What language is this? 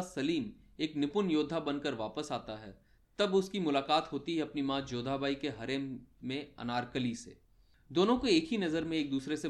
Hindi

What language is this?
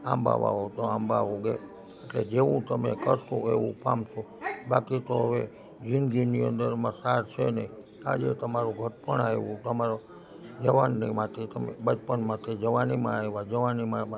Gujarati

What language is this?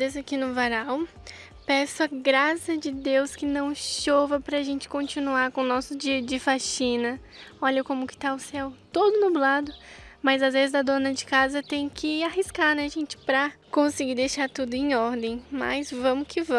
Portuguese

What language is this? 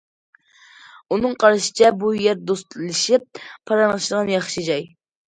Uyghur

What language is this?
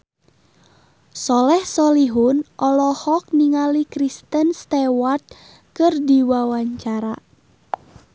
Sundanese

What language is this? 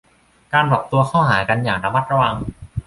Thai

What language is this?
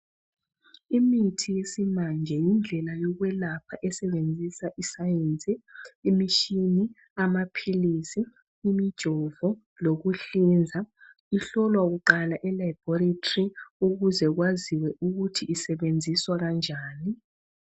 North Ndebele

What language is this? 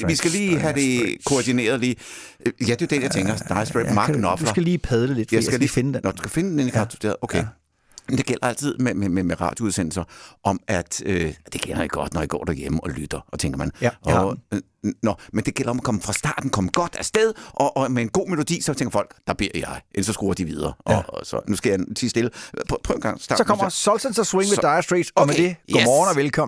Danish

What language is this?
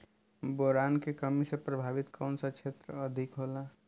Bhojpuri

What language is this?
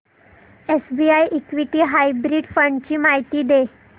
Marathi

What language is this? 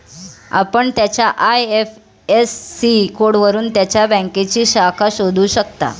Marathi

